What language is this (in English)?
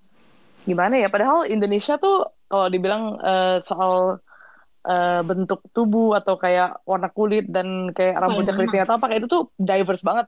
Indonesian